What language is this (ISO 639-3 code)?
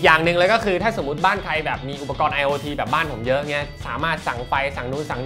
tha